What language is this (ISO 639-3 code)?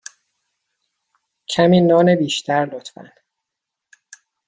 fas